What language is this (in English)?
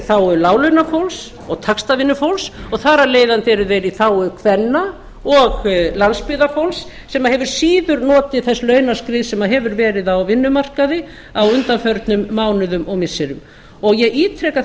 Icelandic